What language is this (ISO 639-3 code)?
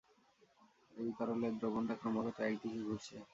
ben